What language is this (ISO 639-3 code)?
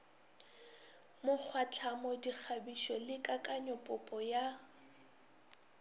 nso